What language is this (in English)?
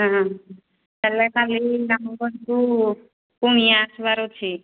Odia